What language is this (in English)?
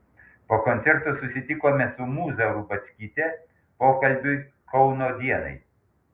Lithuanian